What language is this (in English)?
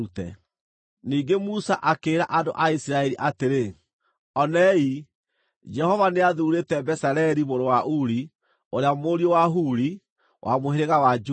Kikuyu